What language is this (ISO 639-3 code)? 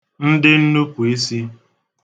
ibo